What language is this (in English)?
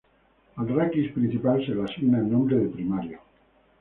Spanish